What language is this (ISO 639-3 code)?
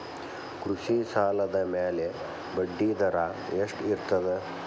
kan